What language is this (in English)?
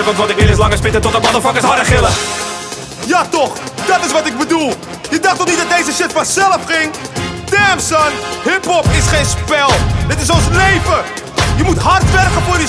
Dutch